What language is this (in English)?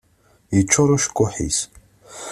Kabyle